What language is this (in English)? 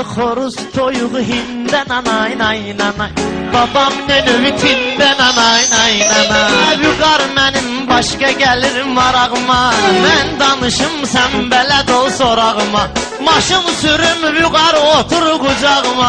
Romanian